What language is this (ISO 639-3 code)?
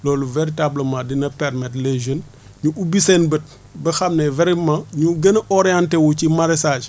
wol